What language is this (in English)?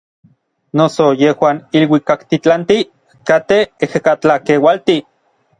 Orizaba Nahuatl